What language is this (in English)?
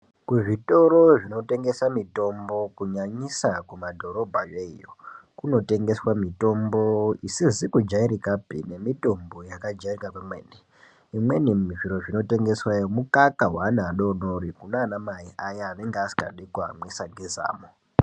Ndau